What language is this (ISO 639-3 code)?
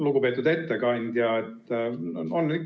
est